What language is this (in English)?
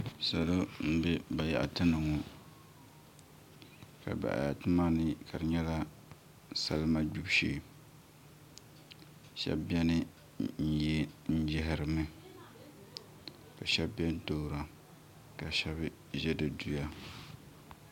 Dagbani